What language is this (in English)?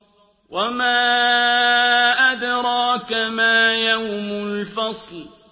Arabic